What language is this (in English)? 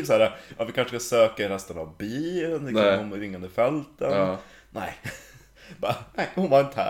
Swedish